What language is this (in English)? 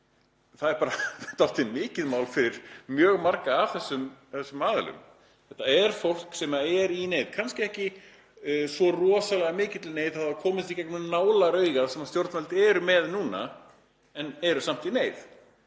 Icelandic